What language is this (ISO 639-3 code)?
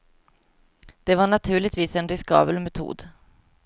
swe